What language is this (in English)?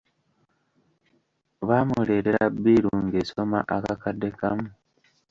Ganda